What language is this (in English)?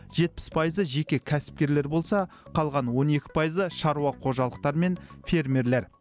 Kazakh